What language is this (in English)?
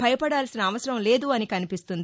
Telugu